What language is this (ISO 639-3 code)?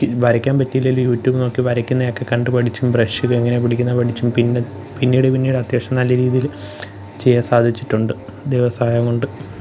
mal